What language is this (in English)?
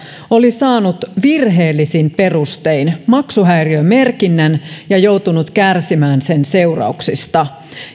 Finnish